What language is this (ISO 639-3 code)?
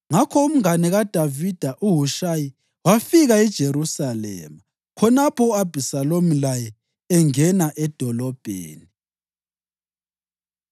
nde